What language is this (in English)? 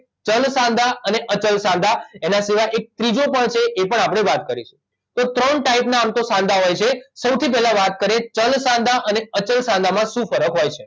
Gujarati